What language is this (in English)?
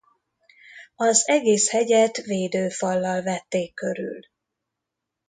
Hungarian